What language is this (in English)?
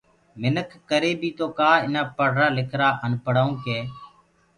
Gurgula